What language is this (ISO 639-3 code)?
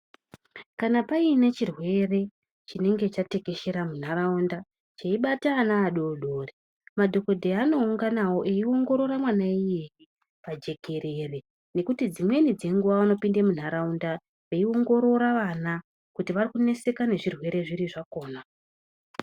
ndc